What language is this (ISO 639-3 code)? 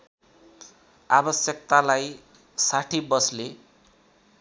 nep